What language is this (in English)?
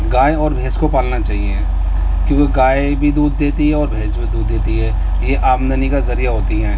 Urdu